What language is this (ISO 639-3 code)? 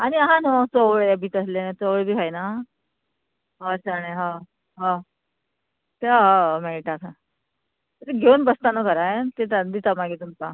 kok